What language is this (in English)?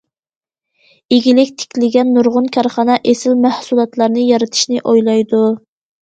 Uyghur